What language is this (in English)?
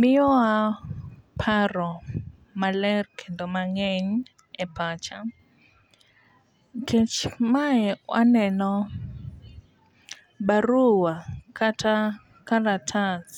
Luo (Kenya and Tanzania)